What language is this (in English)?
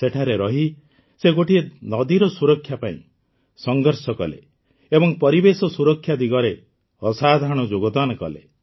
Odia